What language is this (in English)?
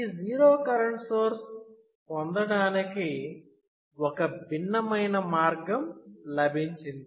Telugu